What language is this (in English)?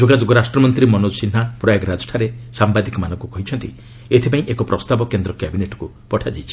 Odia